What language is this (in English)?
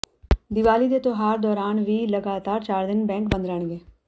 Punjabi